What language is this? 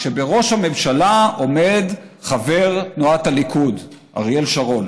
Hebrew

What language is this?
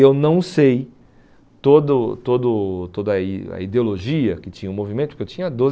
Portuguese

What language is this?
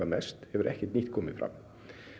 Icelandic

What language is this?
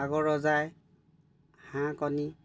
Assamese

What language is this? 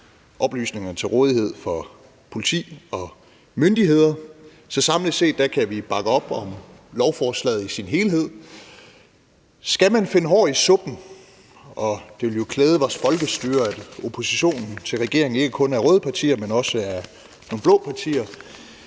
Danish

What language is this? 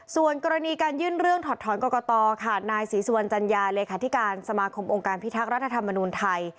Thai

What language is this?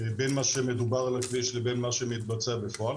Hebrew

